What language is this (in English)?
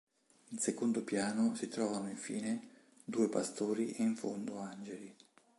Italian